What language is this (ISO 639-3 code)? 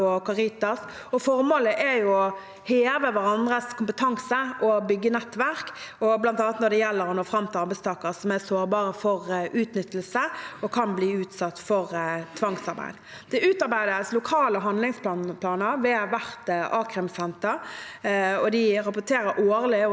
nor